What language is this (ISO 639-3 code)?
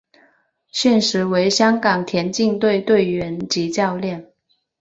zho